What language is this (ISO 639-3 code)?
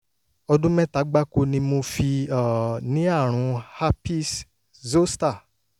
yor